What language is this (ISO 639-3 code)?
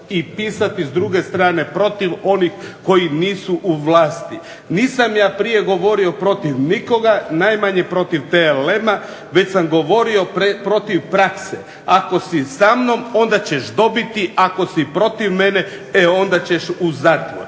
hrv